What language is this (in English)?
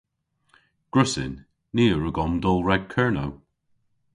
Cornish